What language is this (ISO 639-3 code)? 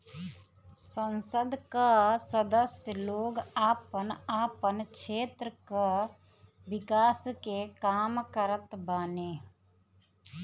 bho